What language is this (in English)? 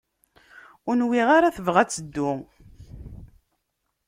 Kabyle